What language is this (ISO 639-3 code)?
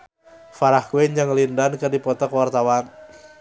sun